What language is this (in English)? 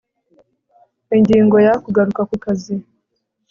Kinyarwanda